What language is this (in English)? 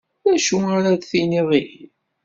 Kabyle